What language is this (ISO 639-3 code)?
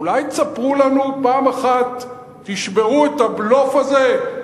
heb